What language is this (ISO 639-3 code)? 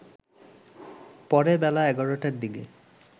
ben